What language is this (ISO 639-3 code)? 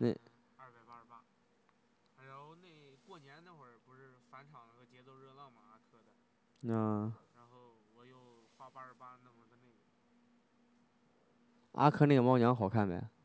zho